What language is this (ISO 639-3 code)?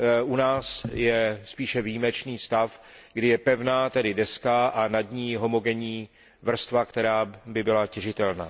ces